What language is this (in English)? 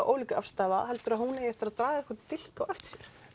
Icelandic